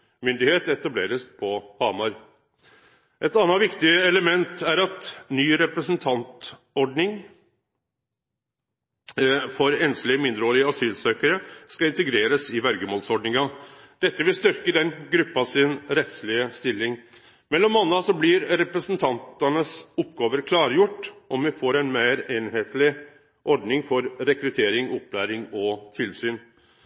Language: Norwegian Nynorsk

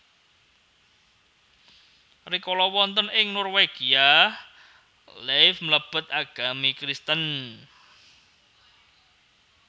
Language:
Javanese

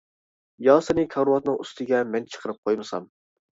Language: Uyghur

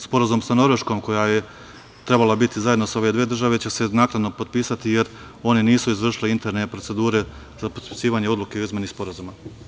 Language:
Serbian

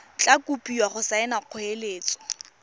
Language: Tswana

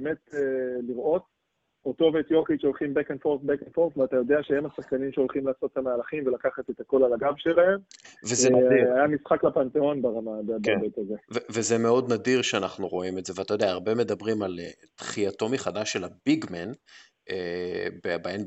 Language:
Hebrew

